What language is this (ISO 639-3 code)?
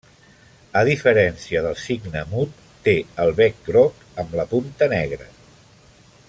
cat